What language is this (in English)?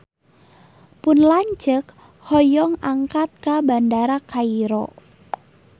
Sundanese